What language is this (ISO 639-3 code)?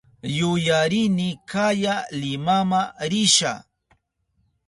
qup